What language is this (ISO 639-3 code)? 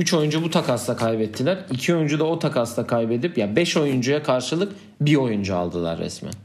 tur